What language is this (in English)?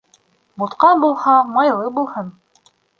Bashkir